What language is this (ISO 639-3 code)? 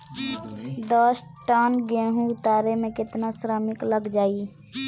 bho